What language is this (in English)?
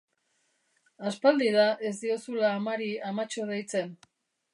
Basque